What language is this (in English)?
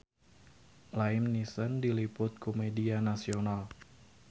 Sundanese